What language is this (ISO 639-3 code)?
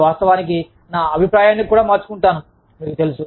tel